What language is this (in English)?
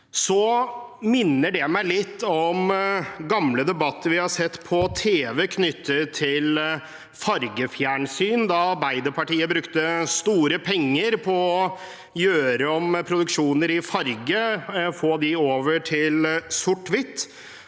Norwegian